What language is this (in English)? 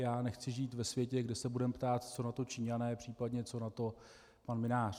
Czech